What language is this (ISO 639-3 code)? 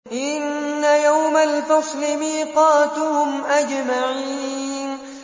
ara